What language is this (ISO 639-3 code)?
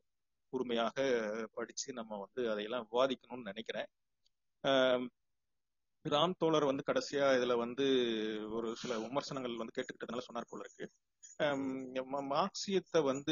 tam